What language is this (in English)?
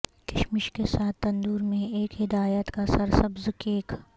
Urdu